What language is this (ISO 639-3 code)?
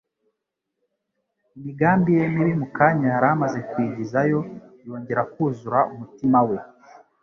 kin